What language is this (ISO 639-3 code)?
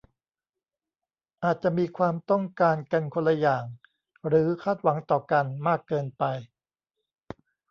tha